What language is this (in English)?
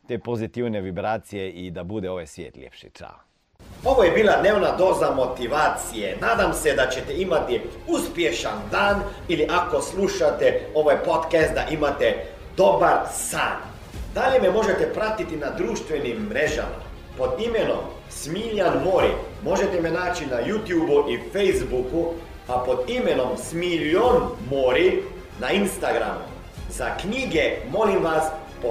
Croatian